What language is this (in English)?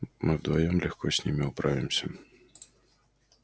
Russian